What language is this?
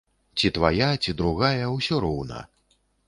Belarusian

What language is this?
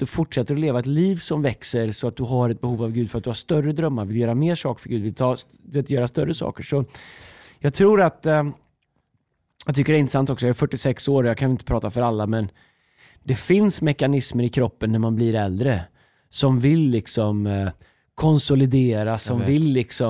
Swedish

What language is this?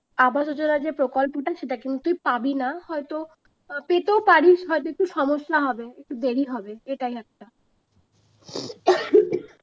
Bangla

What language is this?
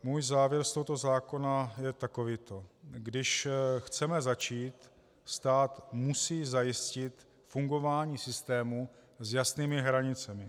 Czech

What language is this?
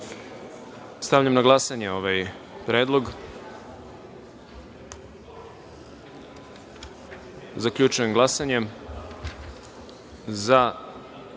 Serbian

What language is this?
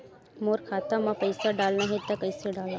Chhattisgarhi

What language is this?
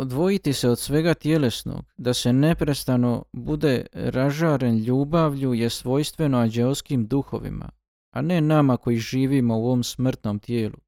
Croatian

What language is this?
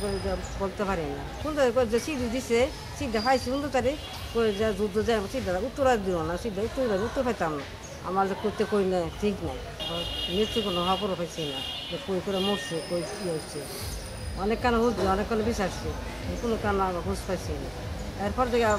Bangla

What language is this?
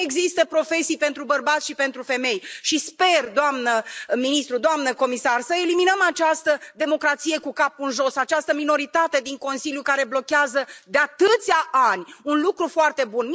Romanian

